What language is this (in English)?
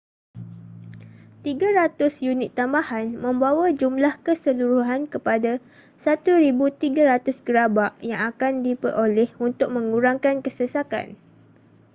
Malay